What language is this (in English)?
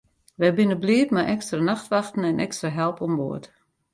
Western Frisian